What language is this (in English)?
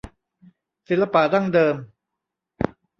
Thai